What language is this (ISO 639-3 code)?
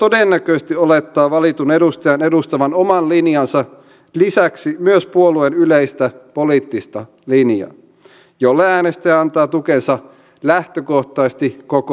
fin